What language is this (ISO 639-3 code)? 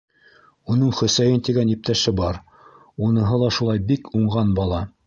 bak